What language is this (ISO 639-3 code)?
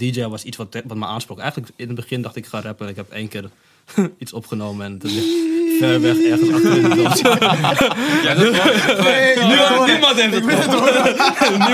nld